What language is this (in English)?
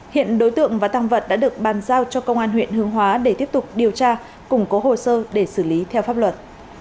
Vietnamese